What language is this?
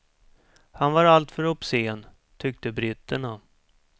Swedish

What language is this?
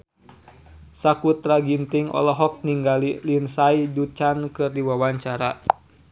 Sundanese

